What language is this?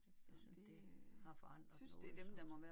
Danish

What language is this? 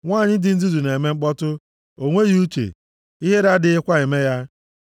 Igbo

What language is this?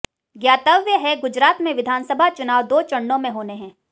Hindi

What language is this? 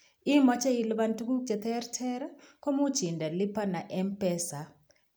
Kalenjin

